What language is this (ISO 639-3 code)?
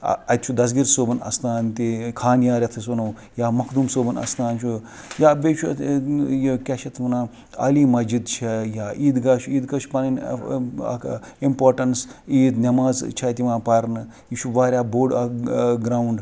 kas